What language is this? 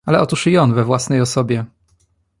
Polish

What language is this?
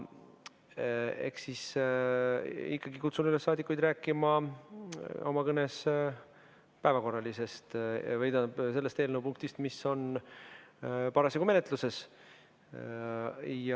Estonian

